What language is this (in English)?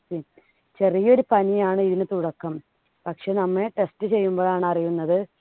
Malayalam